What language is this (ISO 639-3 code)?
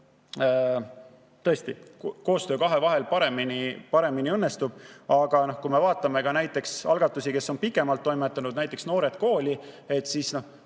est